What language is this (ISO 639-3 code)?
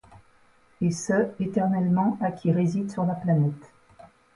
fra